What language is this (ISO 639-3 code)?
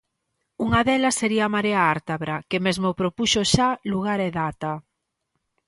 glg